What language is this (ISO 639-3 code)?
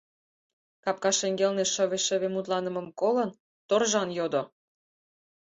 chm